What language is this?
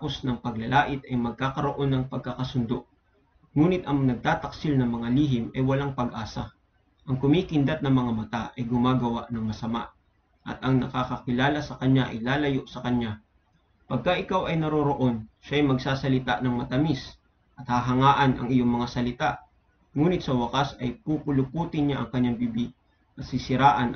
Filipino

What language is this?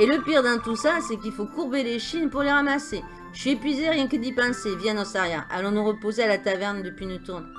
French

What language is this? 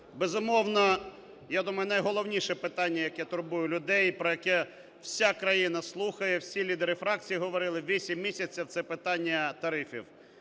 Ukrainian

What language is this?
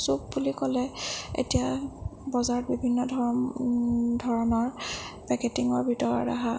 Assamese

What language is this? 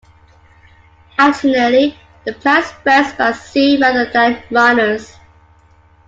English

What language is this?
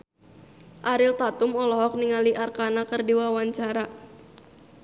Sundanese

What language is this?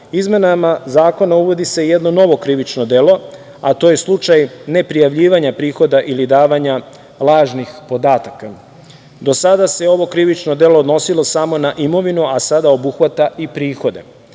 Serbian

